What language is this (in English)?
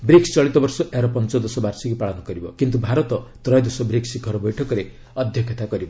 Odia